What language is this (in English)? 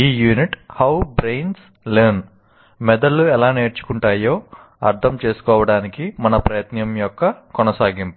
Telugu